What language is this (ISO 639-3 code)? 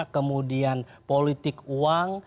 ind